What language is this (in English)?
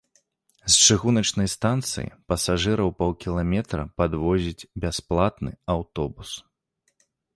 Belarusian